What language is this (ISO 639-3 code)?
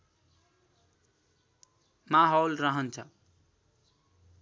nep